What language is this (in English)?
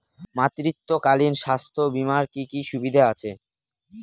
Bangla